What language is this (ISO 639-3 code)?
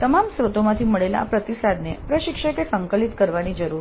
guj